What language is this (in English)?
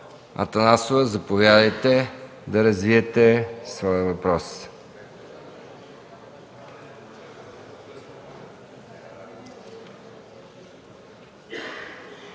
Bulgarian